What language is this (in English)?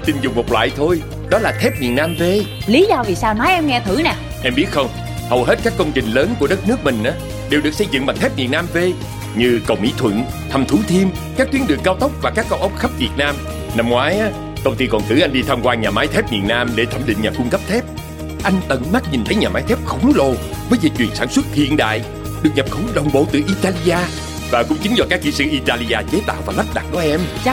Vietnamese